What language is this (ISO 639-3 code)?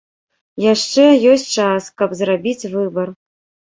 bel